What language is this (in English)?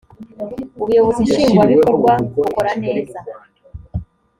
Kinyarwanda